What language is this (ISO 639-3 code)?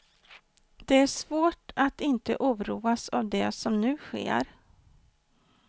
swe